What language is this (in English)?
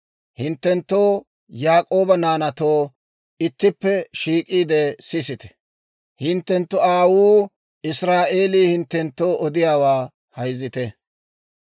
Dawro